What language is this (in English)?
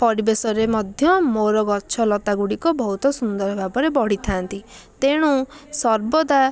Odia